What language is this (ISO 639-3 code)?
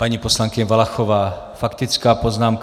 ces